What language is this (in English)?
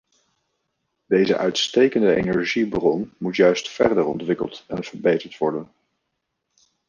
Dutch